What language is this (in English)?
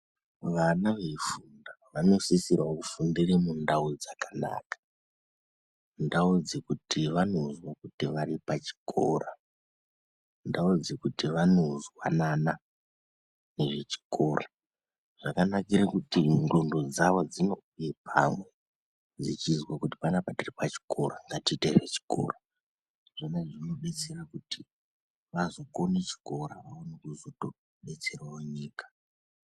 Ndau